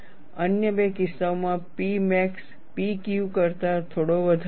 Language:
Gujarati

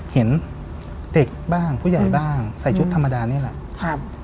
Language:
Thai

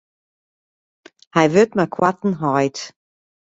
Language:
Western Frisian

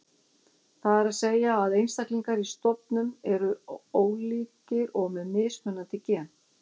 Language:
Icelandic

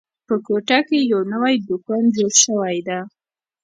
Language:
Pashto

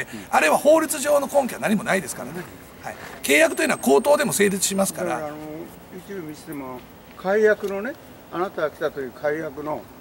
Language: Japanese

